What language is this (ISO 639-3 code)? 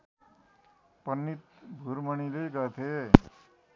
nep